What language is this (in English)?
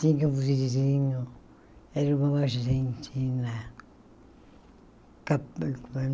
Portuguese